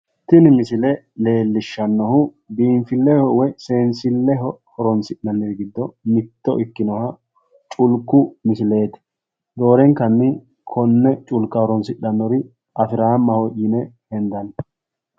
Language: Sidamo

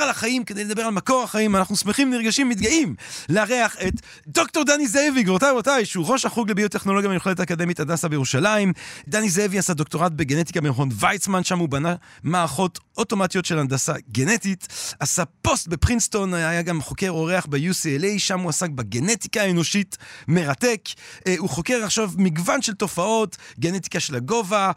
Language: Hebrew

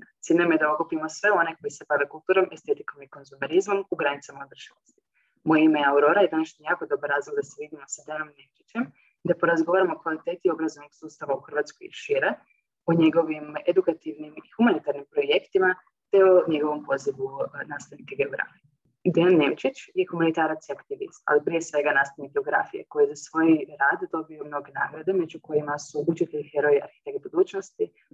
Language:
Croatian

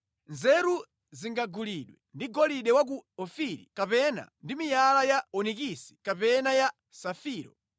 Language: Nyanja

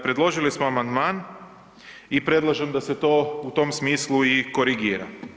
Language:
Croatian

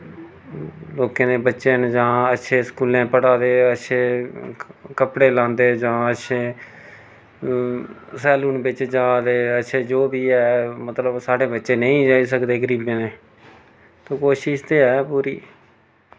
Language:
Dogri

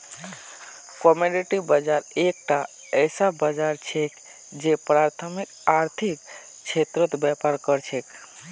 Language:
Magahi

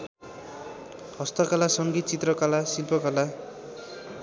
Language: Nepali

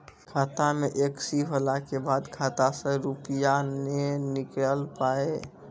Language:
Maithili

